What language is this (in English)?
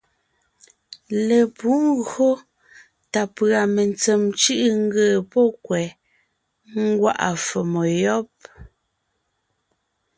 Ngiemboon